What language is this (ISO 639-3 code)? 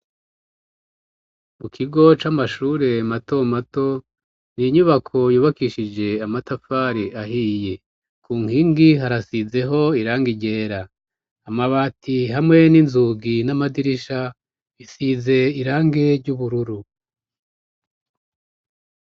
run